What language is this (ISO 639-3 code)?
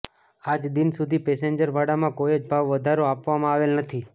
guj